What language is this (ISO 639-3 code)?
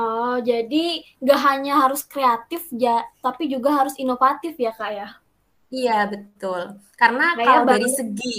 ind